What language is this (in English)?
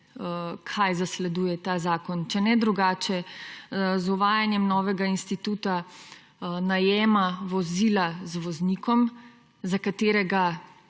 Slovenian